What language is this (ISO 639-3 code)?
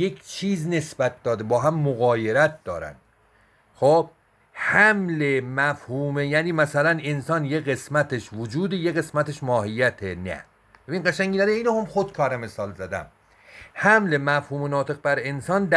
fas